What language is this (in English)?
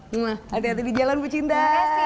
Indonesian